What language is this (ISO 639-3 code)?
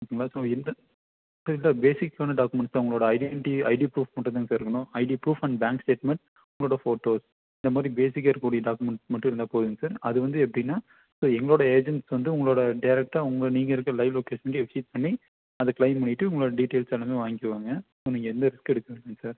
tam